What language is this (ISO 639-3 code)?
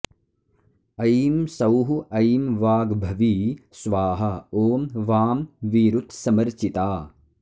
san